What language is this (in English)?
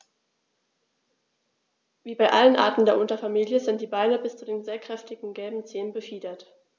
German